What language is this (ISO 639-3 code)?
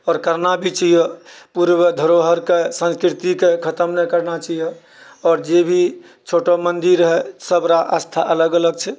mai